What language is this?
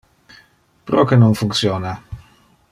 Interlingua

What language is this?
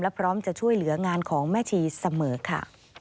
Thai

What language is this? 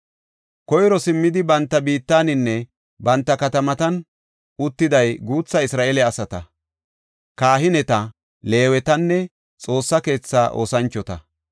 Gofa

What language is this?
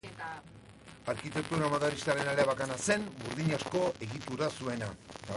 Basque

